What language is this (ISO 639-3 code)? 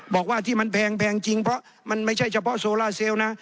tha